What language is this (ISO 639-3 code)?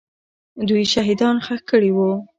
pus